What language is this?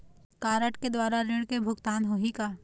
Chhattisgarhi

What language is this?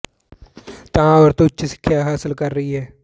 Punjabi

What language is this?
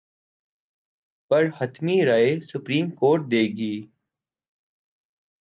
Urdu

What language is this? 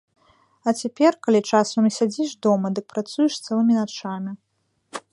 Belarusian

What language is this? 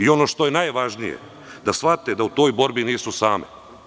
Serbian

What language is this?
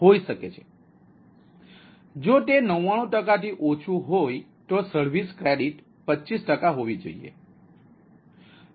Gujarati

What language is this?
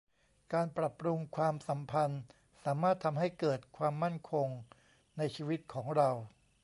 Thai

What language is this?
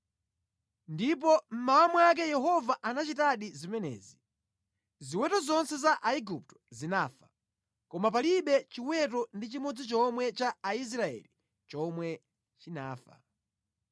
Nyanja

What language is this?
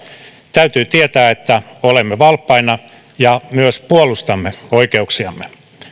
Finnish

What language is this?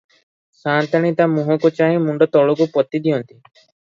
Odia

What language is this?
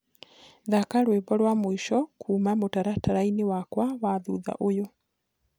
Kikuyu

